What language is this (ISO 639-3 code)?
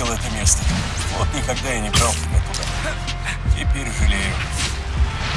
rus